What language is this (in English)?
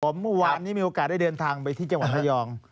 Thai